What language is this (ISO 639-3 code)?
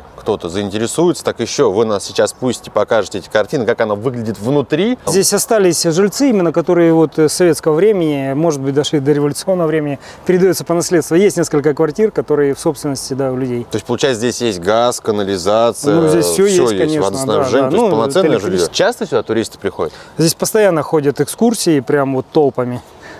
rus